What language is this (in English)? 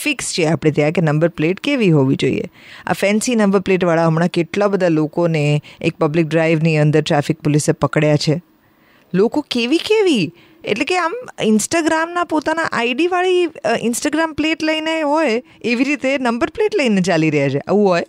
Hindi